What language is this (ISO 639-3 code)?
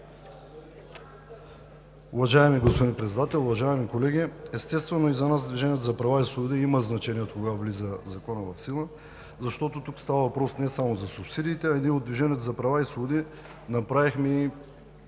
bul